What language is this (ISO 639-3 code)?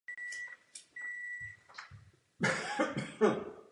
ces